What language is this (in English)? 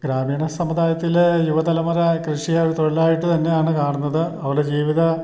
Malayalam